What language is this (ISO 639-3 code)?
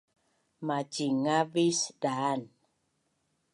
bnn